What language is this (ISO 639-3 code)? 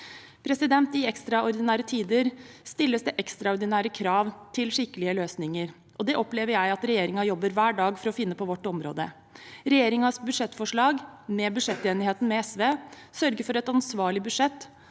nor